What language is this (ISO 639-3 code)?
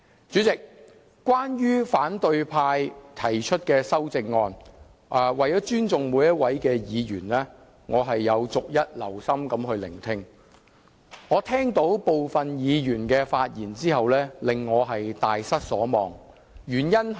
yue